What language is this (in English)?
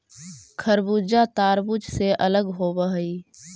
Magahi